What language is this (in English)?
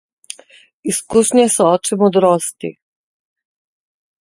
Slovenian